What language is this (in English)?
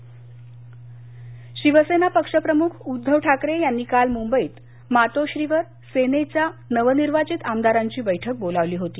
Marathi